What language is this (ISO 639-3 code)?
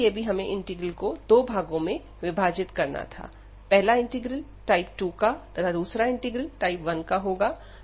hin